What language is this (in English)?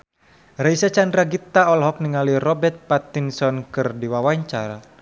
Sundanese